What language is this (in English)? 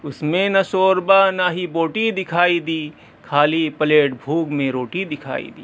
Urdu